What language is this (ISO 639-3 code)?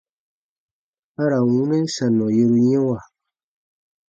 bba